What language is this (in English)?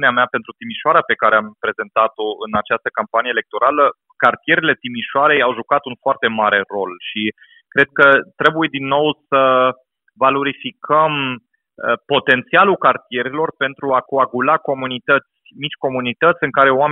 Romanian